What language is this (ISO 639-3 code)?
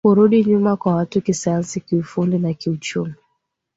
swa